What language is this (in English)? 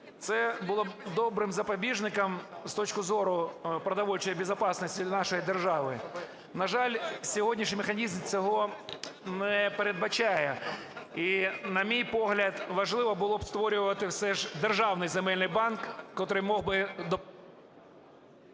Ukrainian